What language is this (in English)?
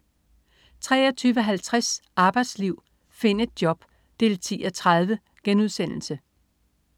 Danish